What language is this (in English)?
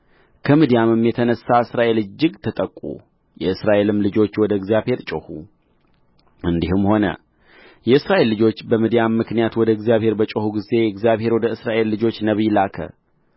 Amharic